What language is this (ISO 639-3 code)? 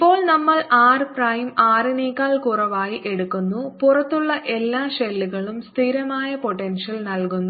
mal